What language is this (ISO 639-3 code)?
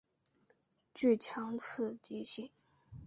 zho